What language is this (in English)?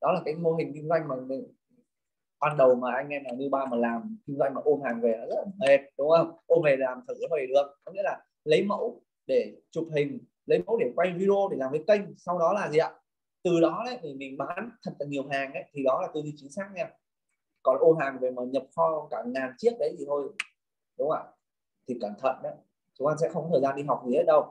Vietnamese